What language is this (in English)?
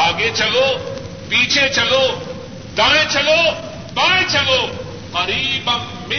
Urdu